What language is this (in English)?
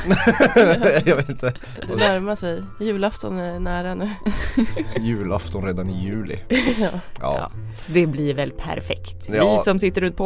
Swedish